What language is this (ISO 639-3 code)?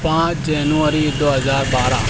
urd